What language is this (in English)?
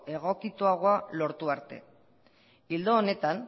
Basque